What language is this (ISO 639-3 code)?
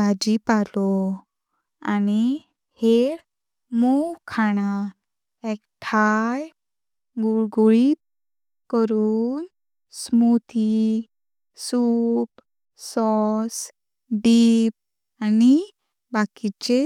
kok